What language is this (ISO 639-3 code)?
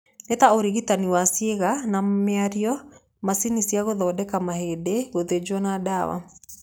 kik